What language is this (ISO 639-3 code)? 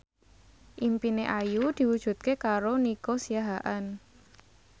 jav